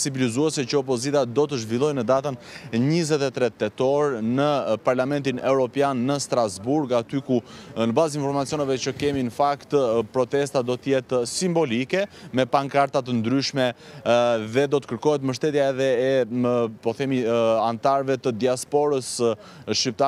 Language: Romanian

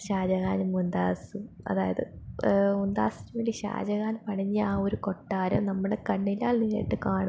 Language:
Malayalam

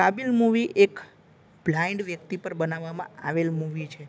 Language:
Gujarati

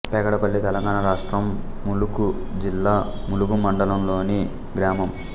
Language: Telugu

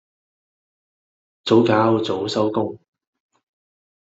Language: Cantonese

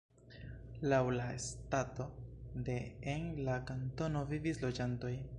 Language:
Esperanto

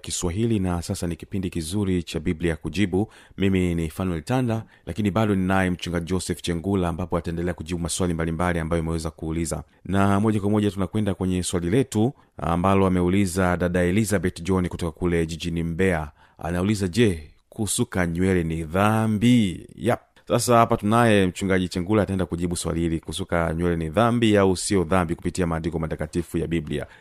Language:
Swahili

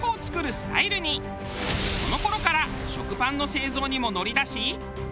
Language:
Japanese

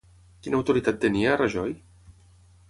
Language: Catalan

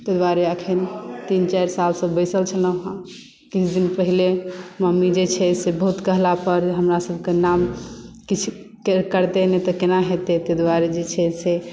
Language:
Maithili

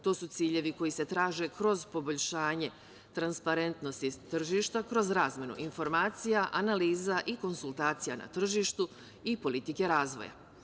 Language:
Serbian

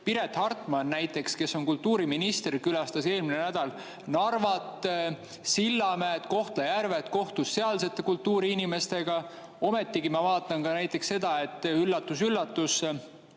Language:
Estonian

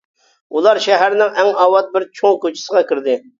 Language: Uyghur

